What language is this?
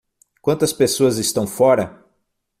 Portuguese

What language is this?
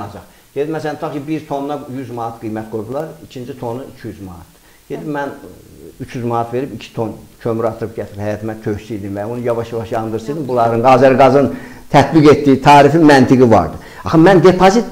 Turkish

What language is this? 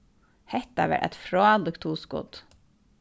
Faroese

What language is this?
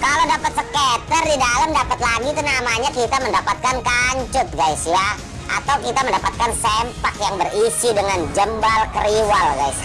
Indonesian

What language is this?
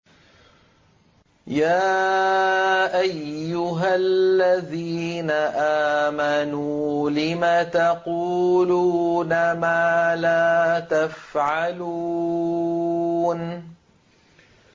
Arabic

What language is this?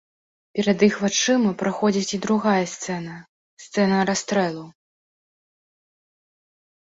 Belarusian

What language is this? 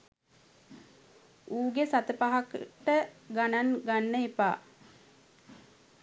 Sinhala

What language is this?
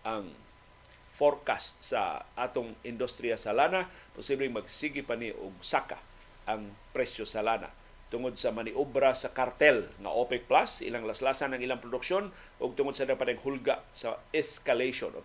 Filipino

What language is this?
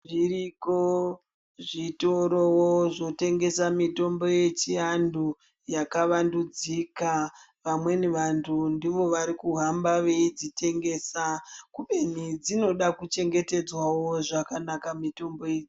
Ndau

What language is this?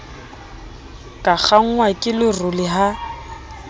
Southern Sotho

